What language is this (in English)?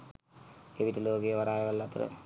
Sinhala